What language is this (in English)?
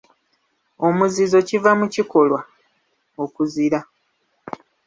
Ganda